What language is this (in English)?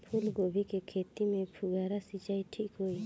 Bhojpuri